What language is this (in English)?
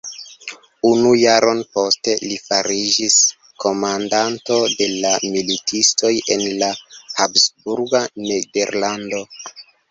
Esperanto